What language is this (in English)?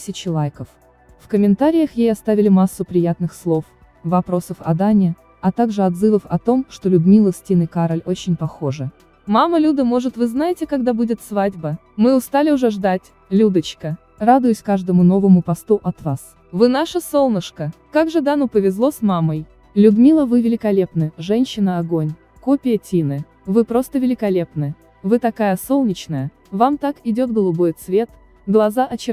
Russian